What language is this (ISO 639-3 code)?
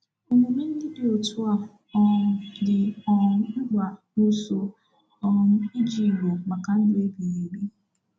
ibo